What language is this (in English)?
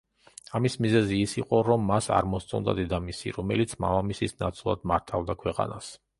Georgian